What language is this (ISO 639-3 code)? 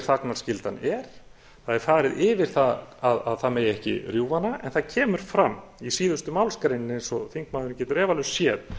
isl